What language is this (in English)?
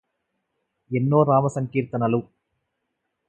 Telugu